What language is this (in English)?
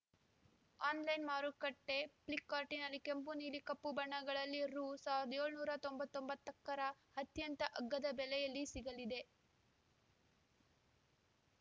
Kannada